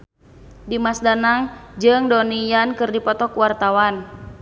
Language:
Sundanese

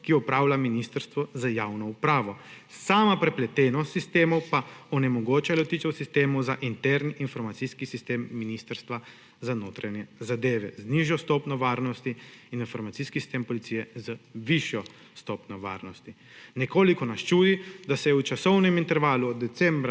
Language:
Slovenian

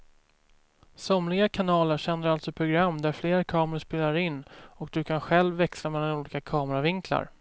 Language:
Swedish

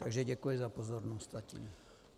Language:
Czech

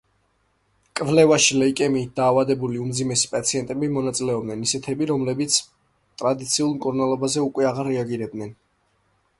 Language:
Georgian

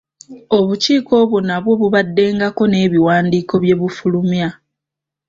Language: Ganda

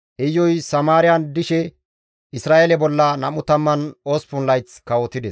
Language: Gamo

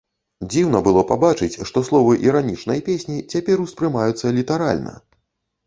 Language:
Belarusian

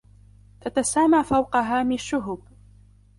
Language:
Arabic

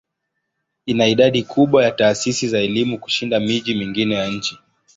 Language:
Swahili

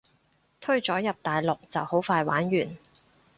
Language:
Cantonese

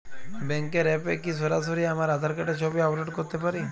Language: Bangla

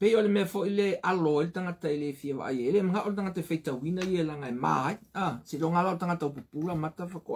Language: Portuguese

